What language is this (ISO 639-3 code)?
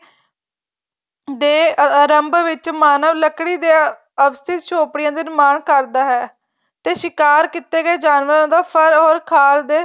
pan